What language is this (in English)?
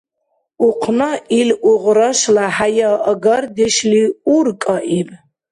Dargwa